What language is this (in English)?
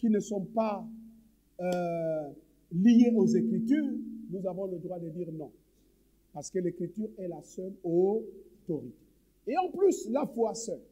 French